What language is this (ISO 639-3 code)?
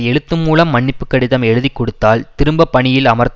tam